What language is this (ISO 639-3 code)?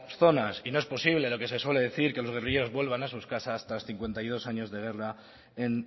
spa